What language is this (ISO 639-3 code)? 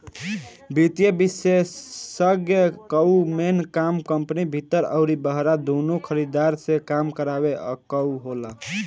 bho